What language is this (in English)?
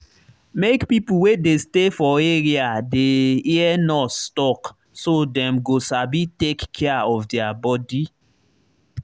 Nigerian Pidgin